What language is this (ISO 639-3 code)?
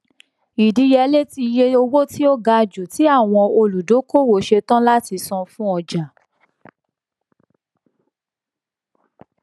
yor